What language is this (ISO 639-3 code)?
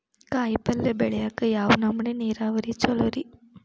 kan